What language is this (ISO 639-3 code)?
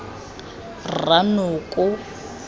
tsn